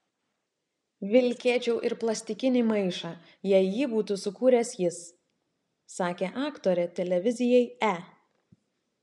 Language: Lithuanian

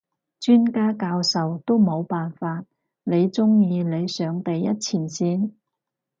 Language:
Cantonese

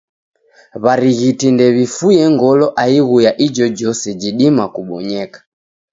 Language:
Taita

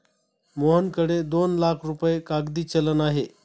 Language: Marathi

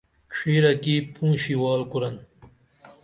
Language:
Dameli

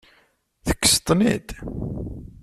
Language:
Kabyle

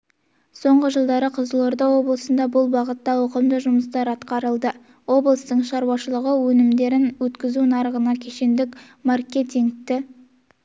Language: Kazakh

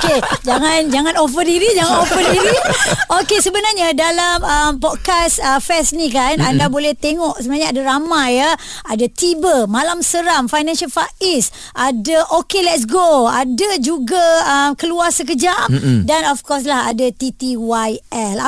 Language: Malay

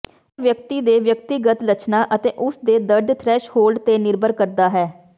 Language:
Punjabi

